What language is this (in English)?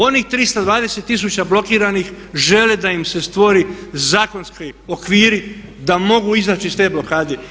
Croatian